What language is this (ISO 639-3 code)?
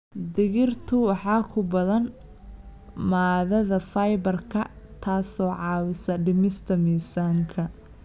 som